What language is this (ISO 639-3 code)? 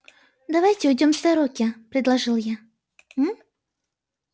rus